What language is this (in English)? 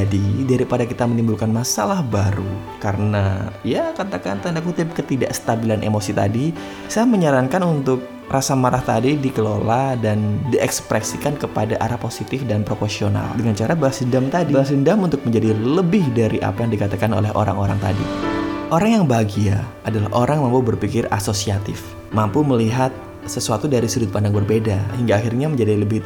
Indonesian